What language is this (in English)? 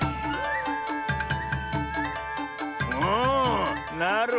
Japanese